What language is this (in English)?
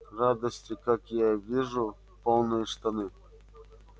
Russian